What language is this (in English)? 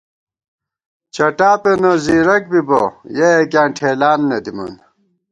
Gawar-Bati